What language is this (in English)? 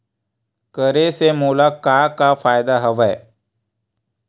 Chhattisgarhi